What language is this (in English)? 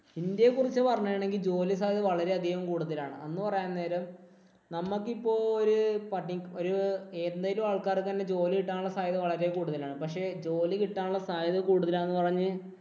Malayalam